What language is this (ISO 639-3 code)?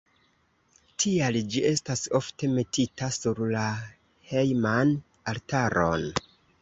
epo